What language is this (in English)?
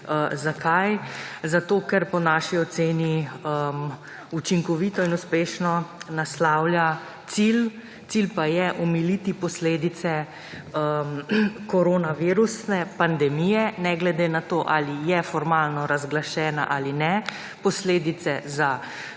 Slovenian